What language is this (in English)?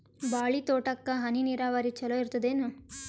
Kannada